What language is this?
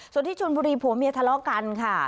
Thai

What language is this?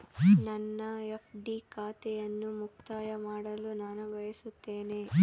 Kannada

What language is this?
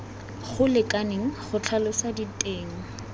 Tswana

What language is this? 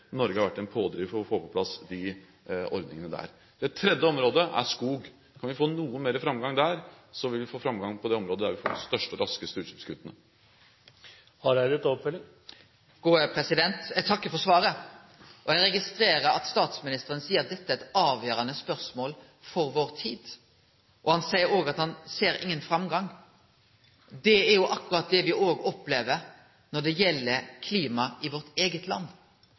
Norwegian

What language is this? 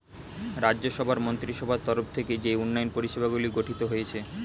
Bangla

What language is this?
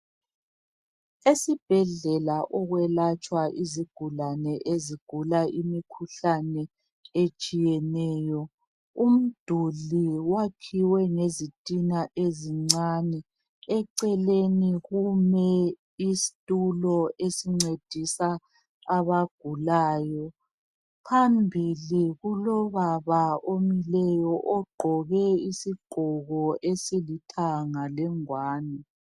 North Ndebele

